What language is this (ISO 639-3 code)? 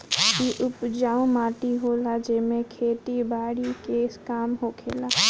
bho